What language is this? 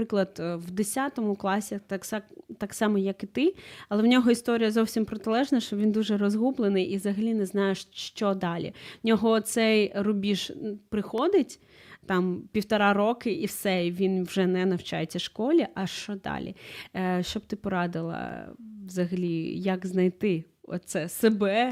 Ukrainian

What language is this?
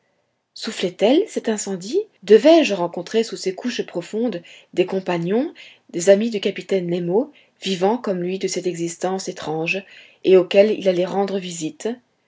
French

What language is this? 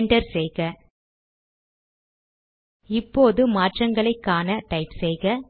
Tamil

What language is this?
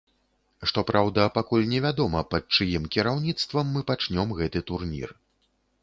Belarusian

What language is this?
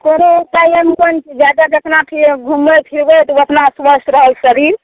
Maithili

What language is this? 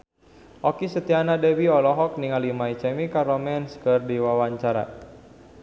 Sundanese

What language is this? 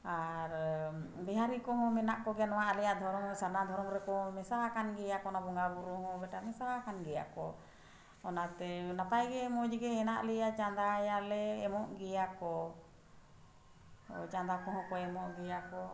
Santali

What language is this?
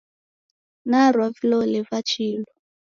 Taita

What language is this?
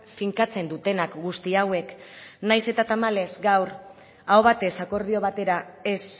Basque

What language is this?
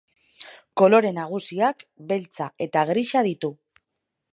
Basque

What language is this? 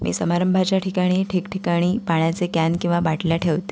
Marathi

